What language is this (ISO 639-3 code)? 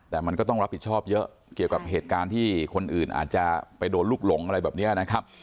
tha